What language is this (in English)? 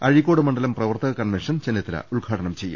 Malayalam